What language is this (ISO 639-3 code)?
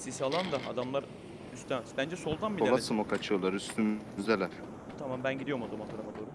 tur